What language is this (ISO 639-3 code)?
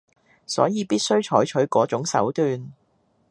yue